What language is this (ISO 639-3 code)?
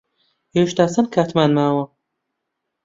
ckb